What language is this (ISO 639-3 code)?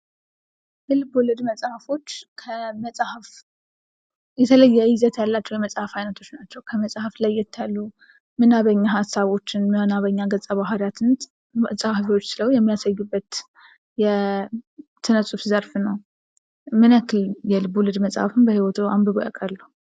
amh